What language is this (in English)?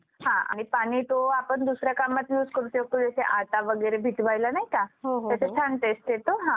Marathi